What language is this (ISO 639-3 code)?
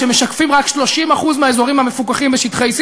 heb